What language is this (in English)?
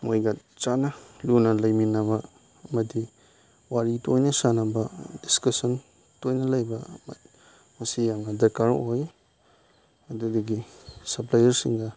Manipuri